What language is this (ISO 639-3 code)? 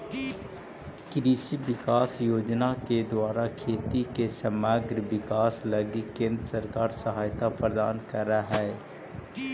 mag